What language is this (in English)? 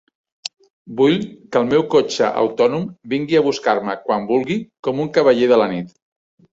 Catalan